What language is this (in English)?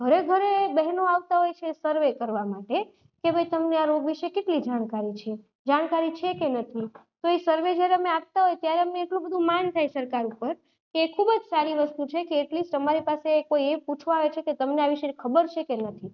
Gujarati